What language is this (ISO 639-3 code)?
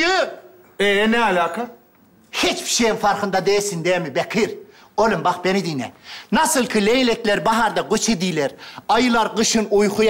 tur